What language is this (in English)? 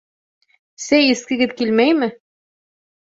Bashkir